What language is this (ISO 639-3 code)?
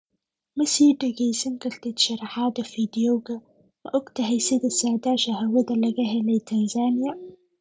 som